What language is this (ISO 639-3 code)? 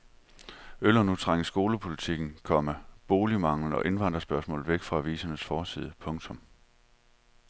dan